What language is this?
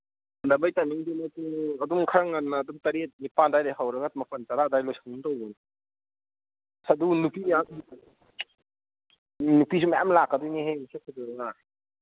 Manipuri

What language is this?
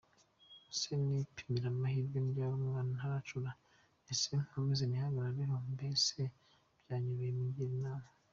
Kinyarwanda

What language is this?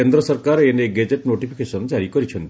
Odia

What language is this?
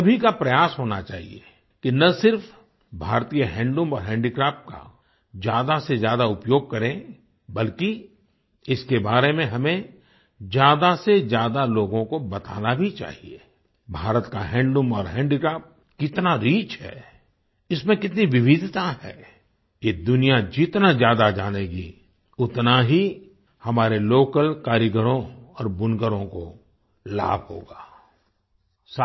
Hindi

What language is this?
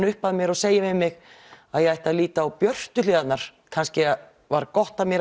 Icelandic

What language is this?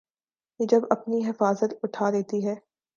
Urdu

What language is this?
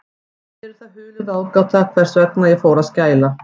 Icelandic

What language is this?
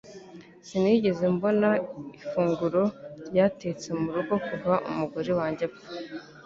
Kinyarwanda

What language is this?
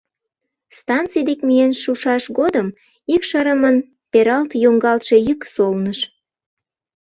Mari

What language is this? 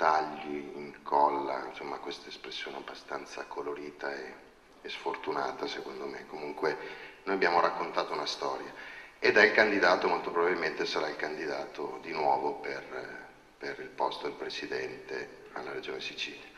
Italian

